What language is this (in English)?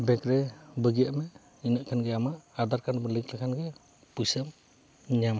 Santali